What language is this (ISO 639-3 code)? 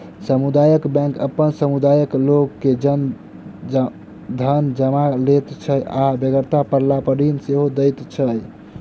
mai